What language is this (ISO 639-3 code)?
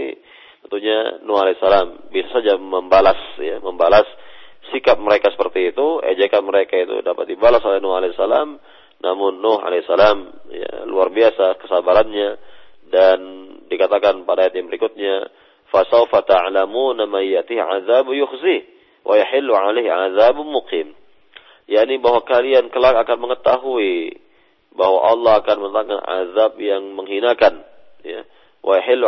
msa